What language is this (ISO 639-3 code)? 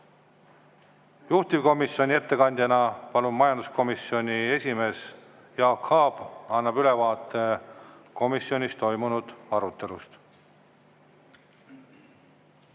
est